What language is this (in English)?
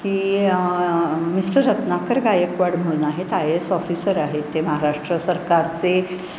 Marathi